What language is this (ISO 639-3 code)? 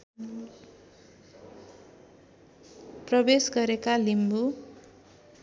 nep